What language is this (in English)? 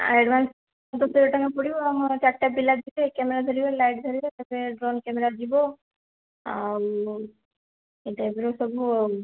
Odia